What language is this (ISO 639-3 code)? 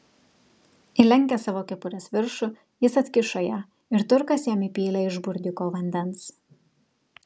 lit